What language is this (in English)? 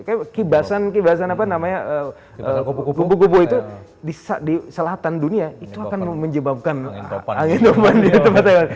Indonesian